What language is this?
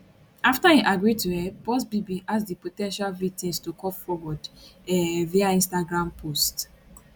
Nigerian Pidgin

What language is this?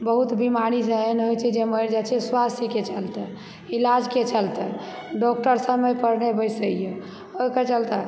Maithili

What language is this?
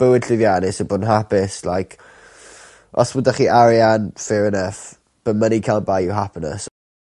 Welsh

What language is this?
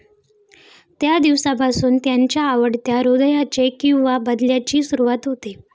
Marathi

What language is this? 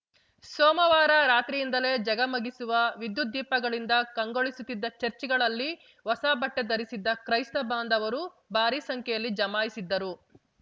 Kannada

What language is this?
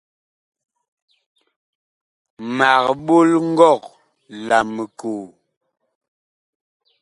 Bakoko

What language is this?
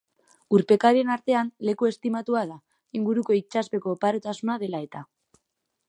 Basque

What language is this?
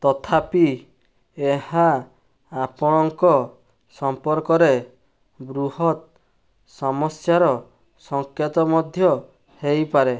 Odia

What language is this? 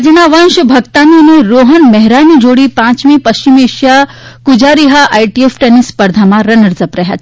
Gujarati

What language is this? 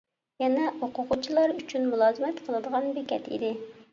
Uyghur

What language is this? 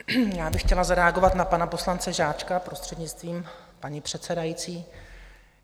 Czech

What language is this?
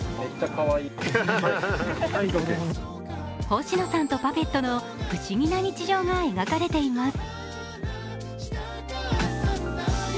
Japanese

